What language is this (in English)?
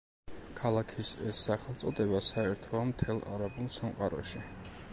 Georgian